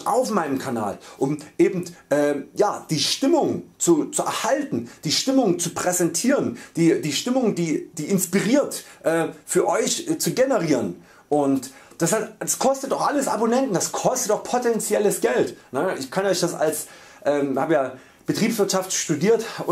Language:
German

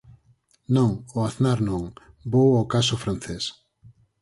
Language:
Galician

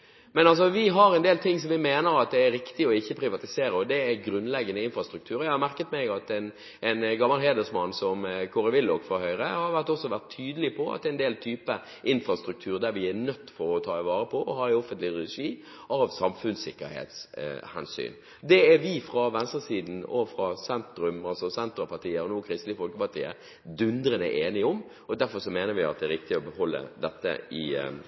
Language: Norwegian Bokmål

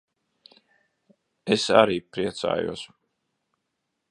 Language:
Latvian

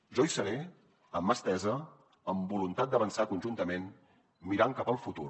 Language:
Catalan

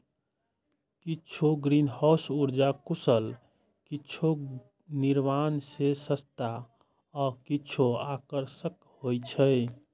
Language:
Maithili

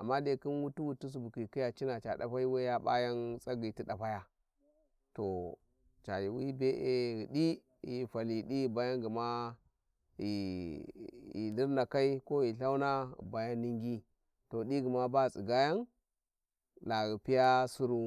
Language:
Warji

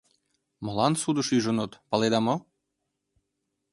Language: Mari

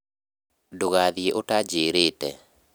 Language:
Kikuyu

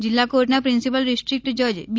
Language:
Gujarati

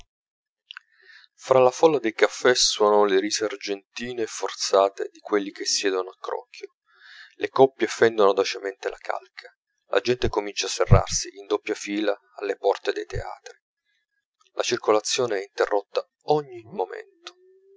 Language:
Italian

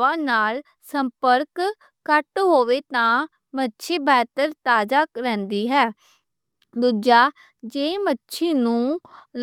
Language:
Western Panjabi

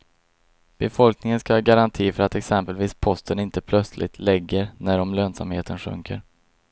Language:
Swedish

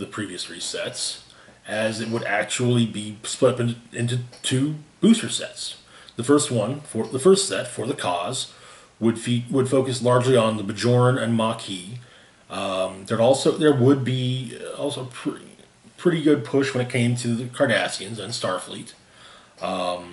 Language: English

